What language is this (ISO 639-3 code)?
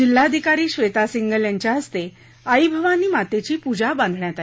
mar